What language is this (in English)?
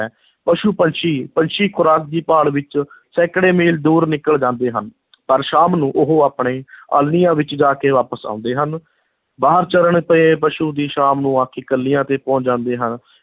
Punjabi